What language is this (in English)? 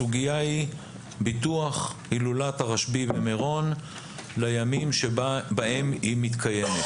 Hebrew